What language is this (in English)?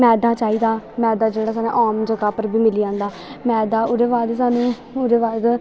Dogri